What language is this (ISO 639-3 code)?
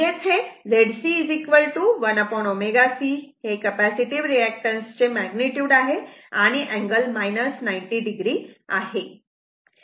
mar